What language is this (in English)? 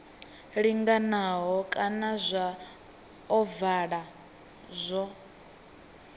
Venda